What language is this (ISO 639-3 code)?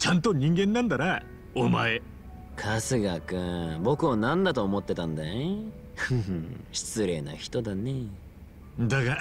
jpn